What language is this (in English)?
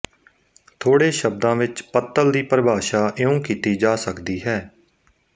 Punjabi